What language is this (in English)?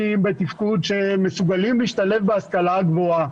Hebrew